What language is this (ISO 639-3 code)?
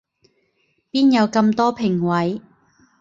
yue